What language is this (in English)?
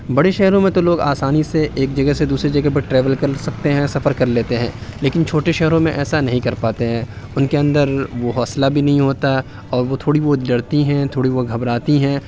Urdu